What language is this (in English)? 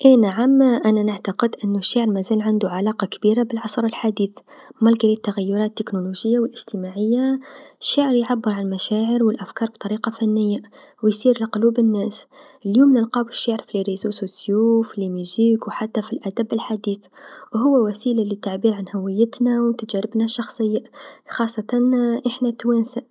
Tunisian Arabic